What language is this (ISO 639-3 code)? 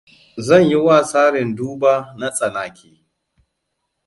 hau